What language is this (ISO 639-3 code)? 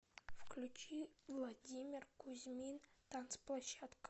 rus